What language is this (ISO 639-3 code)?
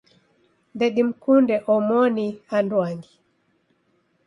dav